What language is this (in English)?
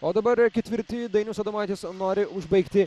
Lithuanian